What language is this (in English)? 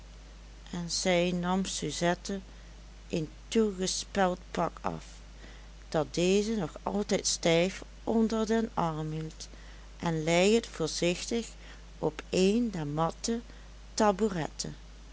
Dutch